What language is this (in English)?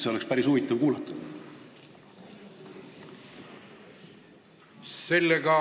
Estonian